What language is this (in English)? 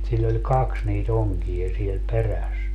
Finnish